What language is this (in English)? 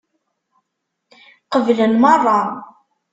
Kabyle